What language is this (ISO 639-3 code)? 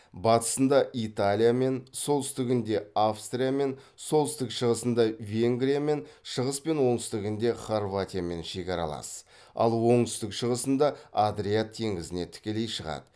kaz